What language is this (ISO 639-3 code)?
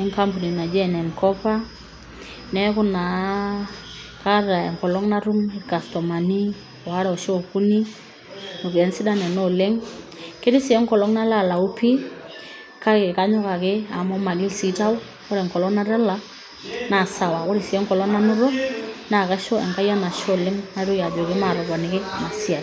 mas